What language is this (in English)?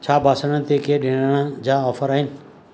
Sindhi